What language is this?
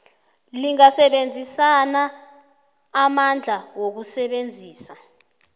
South Ndebele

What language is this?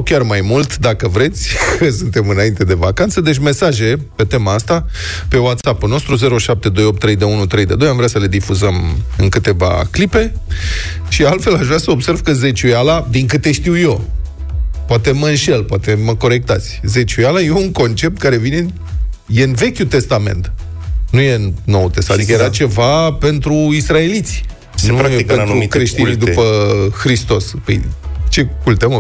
Romanian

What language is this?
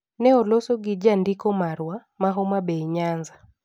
Luo (Kenya and Tanzania)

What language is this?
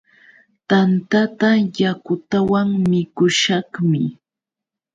Yauyos Quechua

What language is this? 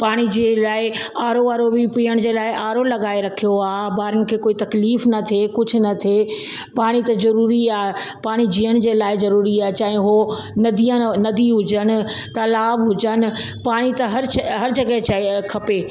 Sindhi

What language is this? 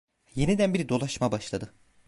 Turkish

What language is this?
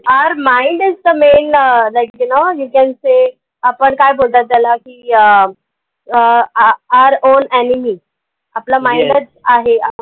Marathi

